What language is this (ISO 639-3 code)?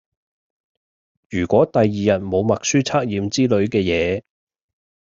yue